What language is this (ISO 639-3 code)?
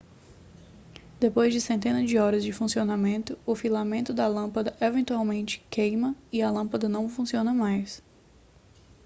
por